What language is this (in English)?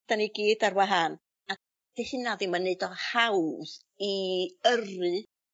Welsh